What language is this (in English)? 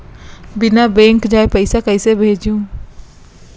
Chhattisgarhi